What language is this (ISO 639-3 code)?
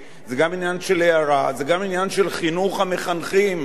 heb